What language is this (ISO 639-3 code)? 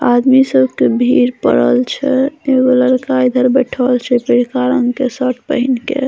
mai